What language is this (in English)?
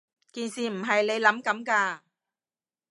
Cantonese